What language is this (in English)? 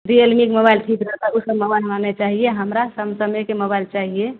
Maithili